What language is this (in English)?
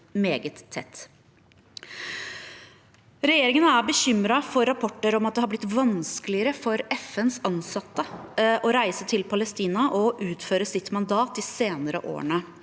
Norwegian